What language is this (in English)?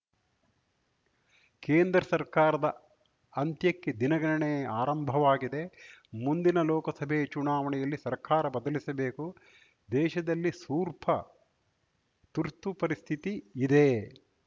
Kannada